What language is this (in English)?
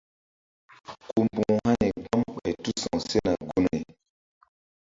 Mbum